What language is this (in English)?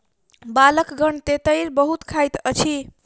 Maithili